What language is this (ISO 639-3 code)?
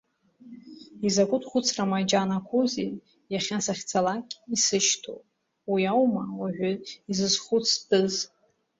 abk